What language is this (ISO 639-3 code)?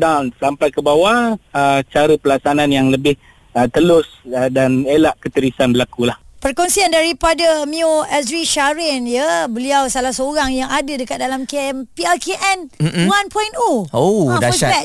msa